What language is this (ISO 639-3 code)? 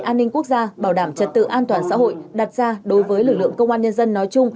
vie